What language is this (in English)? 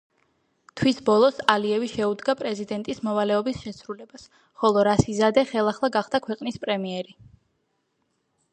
Georgian